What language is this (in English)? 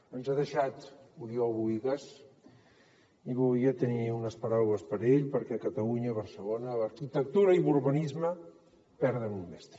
Catalan